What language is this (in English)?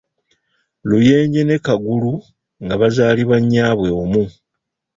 Ganda